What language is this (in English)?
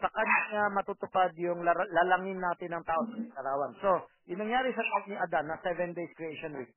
Filipino